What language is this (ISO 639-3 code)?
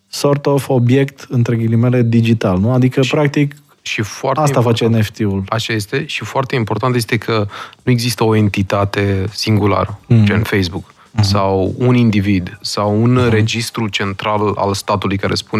ron